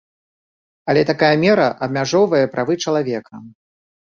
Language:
Belarusian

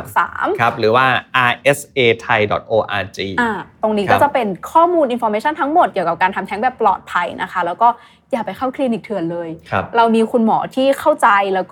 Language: Thai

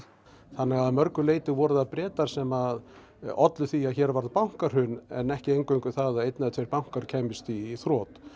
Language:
Icelandic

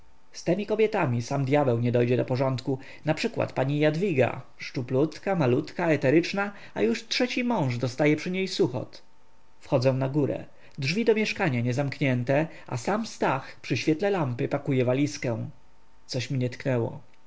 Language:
Polish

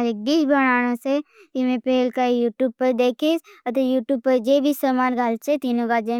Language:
Bhili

